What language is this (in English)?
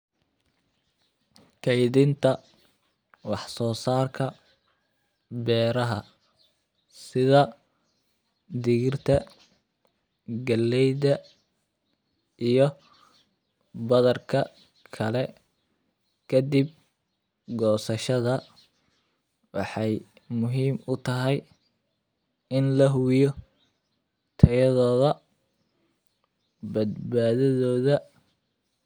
Somali